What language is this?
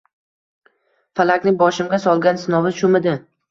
Uzbek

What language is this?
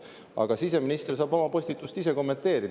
Estonian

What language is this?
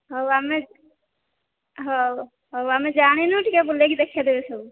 Odia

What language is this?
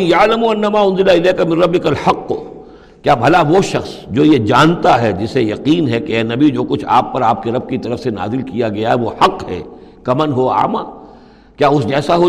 Urdu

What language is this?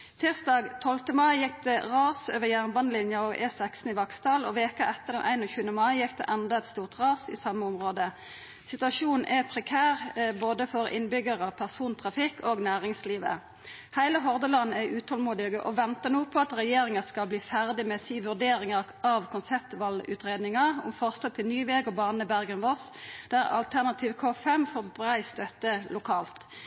Norwegian Nynorsk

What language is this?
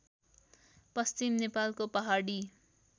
Nepali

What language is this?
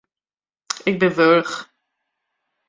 Western Frisian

